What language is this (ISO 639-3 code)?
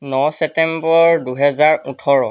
asm